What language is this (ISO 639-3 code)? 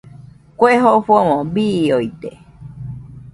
hux